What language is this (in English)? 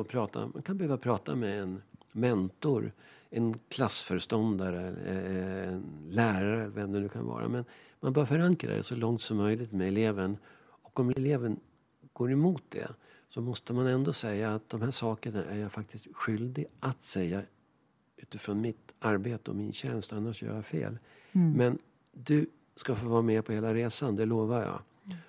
Swedish